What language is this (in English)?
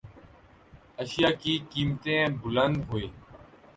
Urdu